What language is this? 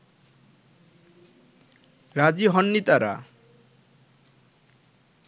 Bangla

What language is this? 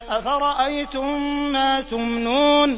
Arabic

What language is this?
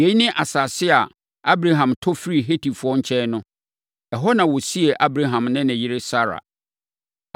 Akan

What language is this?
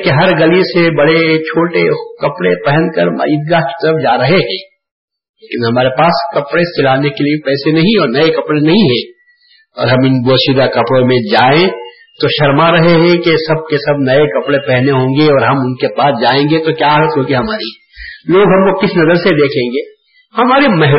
Urdu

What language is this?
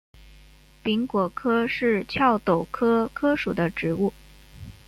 Chinese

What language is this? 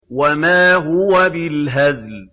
Arabic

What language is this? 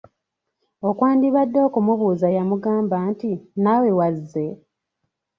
Ganda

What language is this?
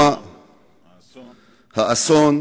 Hebrew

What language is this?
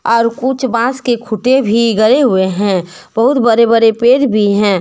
Hindi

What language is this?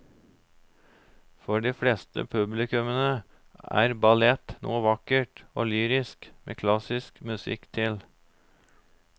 Norwegian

